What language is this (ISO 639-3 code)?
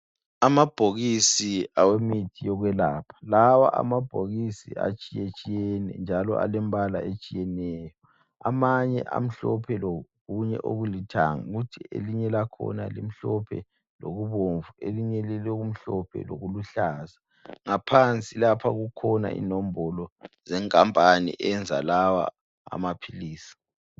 nde